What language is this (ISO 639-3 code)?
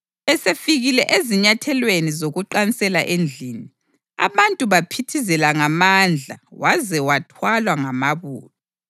nde